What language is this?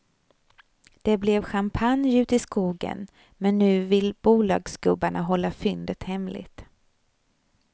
Swedish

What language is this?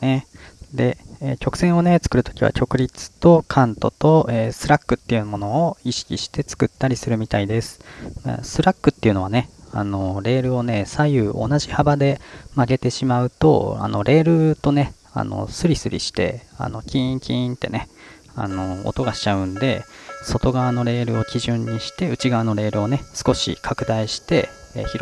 Japanese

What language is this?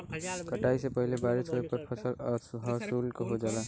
Bhojpuri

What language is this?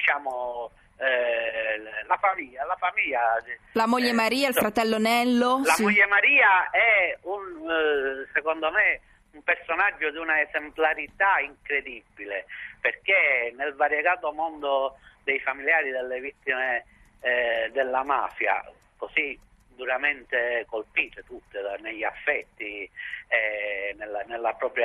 Italian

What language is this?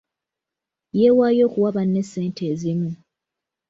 Ganda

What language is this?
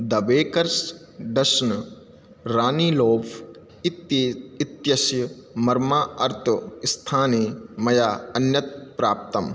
Sanskrit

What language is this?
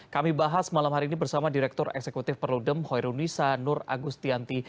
Indonesian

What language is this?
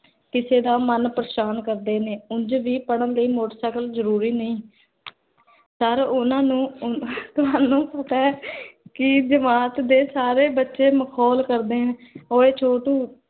Punjabi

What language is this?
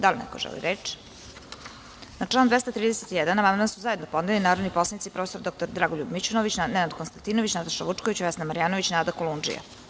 Serbian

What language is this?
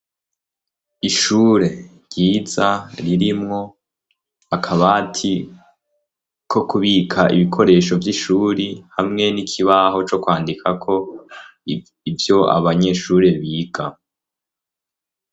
Rundi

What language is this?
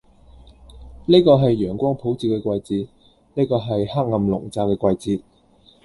Cantonese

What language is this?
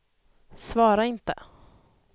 Swedish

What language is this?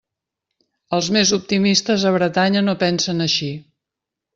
Catalan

